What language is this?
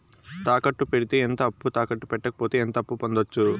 Telugu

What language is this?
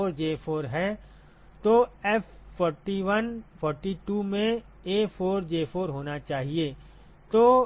Hindi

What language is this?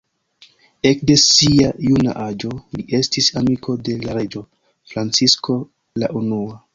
Esperanto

